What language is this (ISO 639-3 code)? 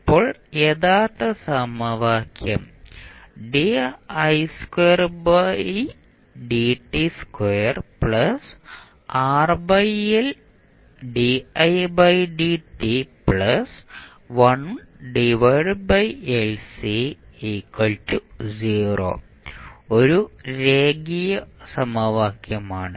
mal